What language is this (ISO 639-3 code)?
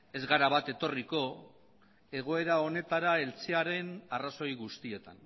eus